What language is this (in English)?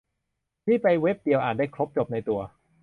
Thai